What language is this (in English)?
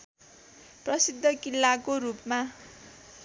Nepali